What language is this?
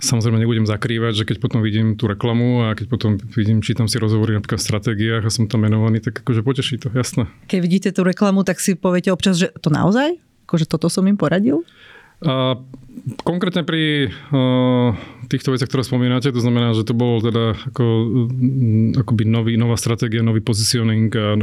Slovak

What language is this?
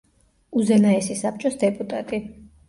Georgian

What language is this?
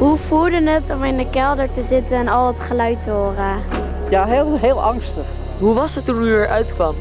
Dutch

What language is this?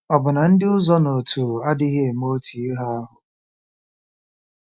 Igbo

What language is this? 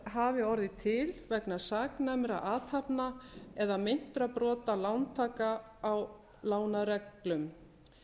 Icelandic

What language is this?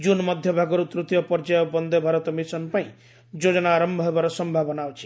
Odia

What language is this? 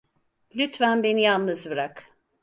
Turkish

